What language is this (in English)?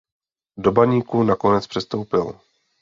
Czech